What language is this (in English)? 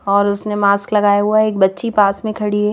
Hindi